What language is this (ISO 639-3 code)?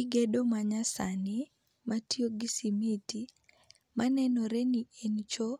luo